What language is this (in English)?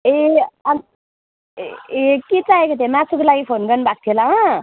Nepali